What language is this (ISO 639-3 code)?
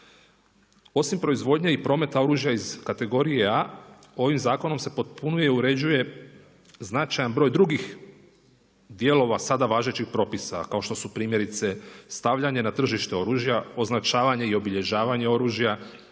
hrv